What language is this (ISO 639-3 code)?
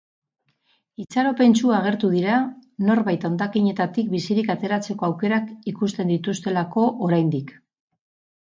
eus